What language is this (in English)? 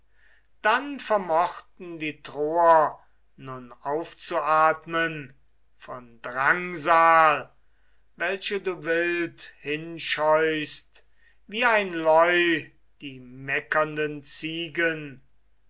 German